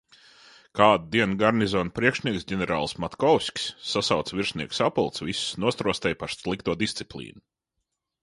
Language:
Latvian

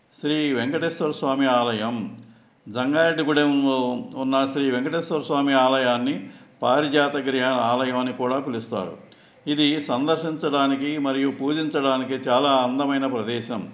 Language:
Telugu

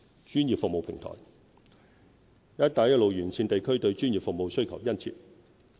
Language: Cantonese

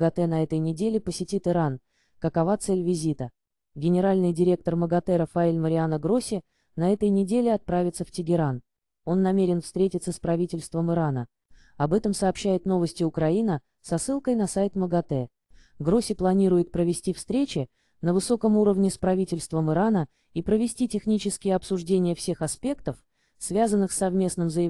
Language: Russian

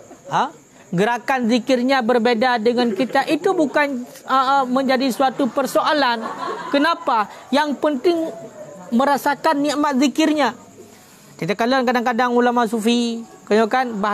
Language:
Malay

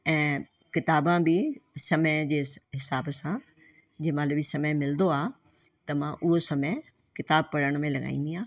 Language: Sindhi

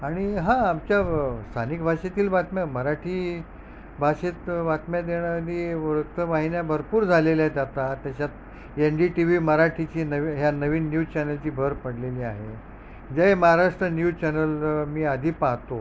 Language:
Marathi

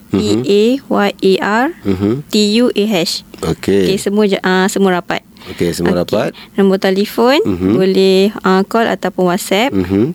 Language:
Malay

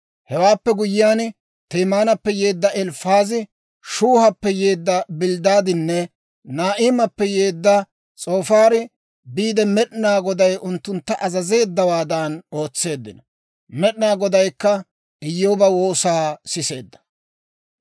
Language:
Dawro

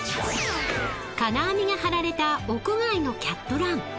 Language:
Japanese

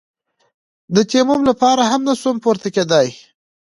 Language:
Pashto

